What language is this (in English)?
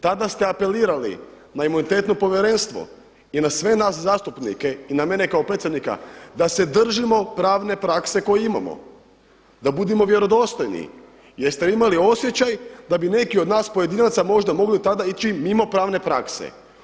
Croatian